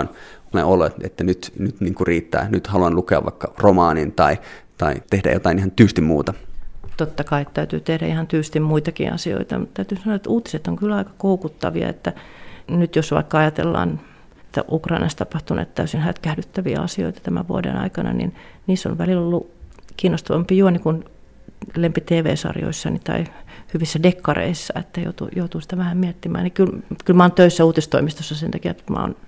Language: Finnish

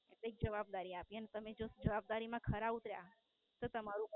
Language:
Gujarati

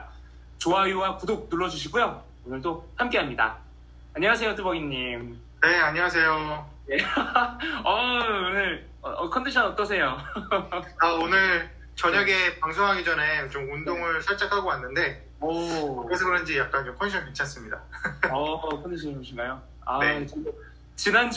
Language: Korean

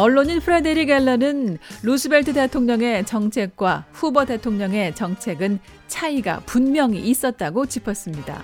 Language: Korean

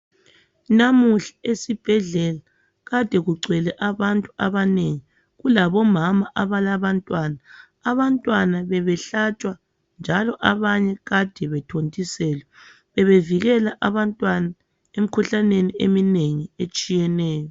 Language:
North Ndebele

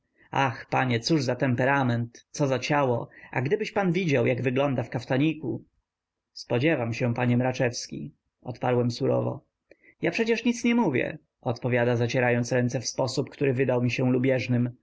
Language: Polish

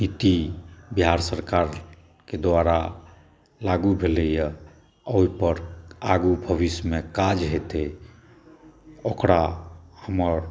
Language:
Maithili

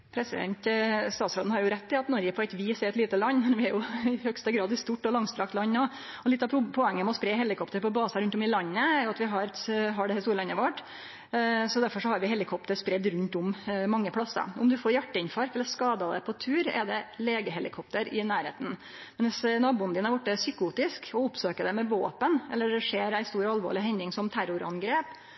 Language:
Norwegian Nynorsk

